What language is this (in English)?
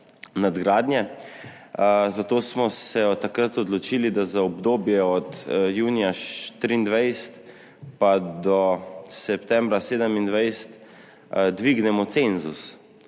Slovenian